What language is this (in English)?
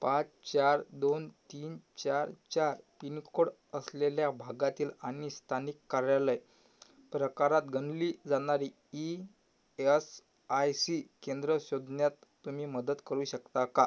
Marathi